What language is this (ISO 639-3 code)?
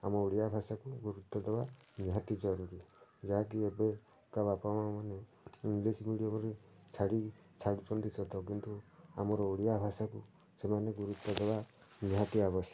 ori